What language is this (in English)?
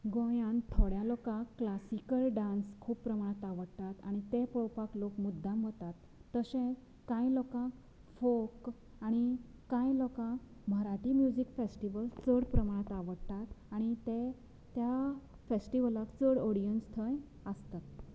Konkani